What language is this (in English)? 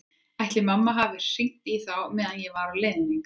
Icelandic